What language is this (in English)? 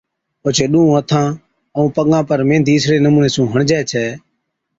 Od